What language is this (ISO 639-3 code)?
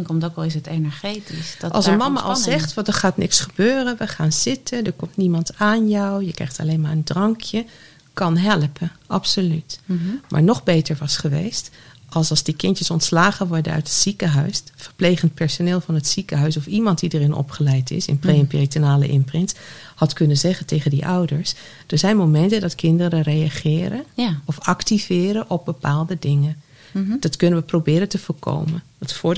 nld